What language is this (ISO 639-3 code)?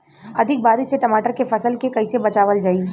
bho